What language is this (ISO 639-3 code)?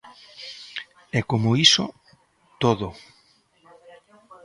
glg